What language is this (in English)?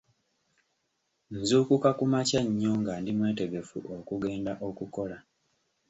Ganda